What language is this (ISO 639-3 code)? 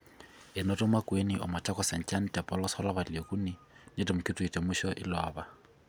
mas